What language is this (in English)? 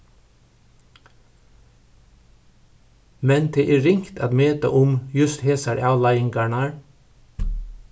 Faroese